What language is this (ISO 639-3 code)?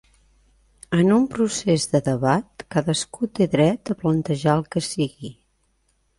cat